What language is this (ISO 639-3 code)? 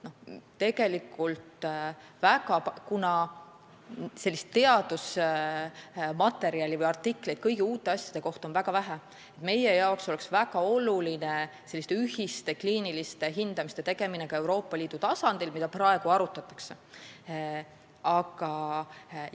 est